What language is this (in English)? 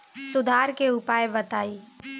Bhojpuri